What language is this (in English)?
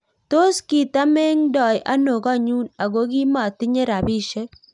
Kalenjin